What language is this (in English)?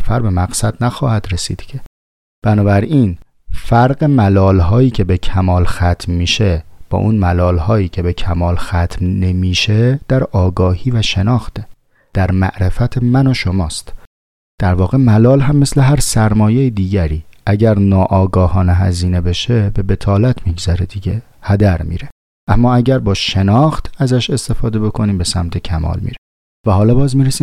Persian